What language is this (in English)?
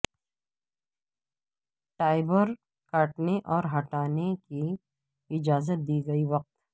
Urdu